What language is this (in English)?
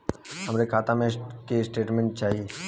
Bhojpuri